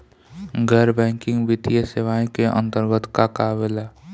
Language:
Bhojpuri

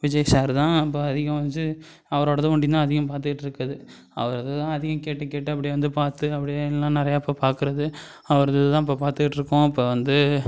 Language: Tamil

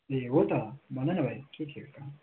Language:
Nepali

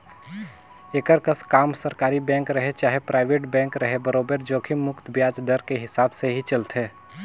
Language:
Chhattisgarhi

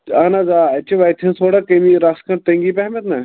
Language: Kashmiri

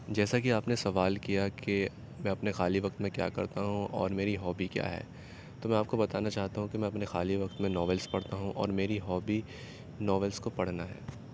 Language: Urdu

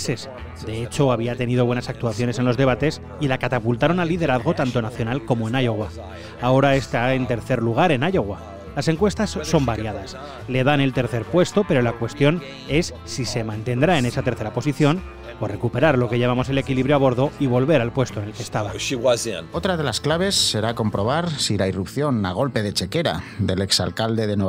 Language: Spanish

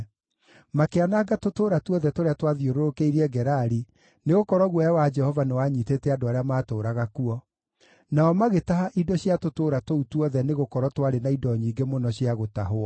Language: Kikuyu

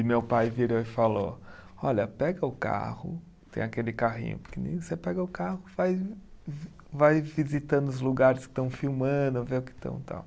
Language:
Portuguese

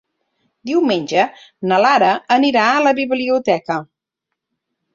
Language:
Catalan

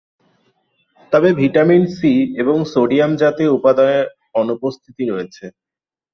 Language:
Bangla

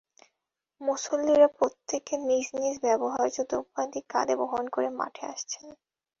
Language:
Bangla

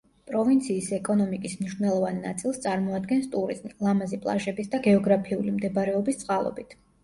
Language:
Georgian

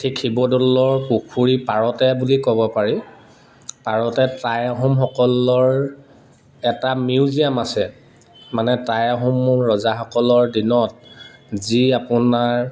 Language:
Assamese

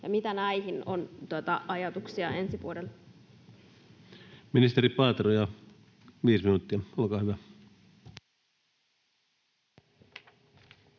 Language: Finnish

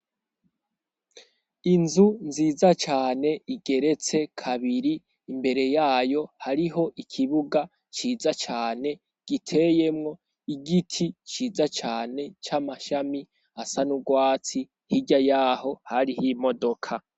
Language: Rundi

